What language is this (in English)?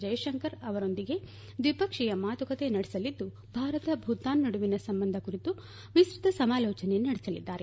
Kannada